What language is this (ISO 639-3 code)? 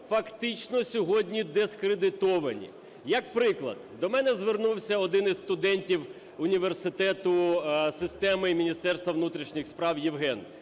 ukr